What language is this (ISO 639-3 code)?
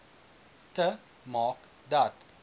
afr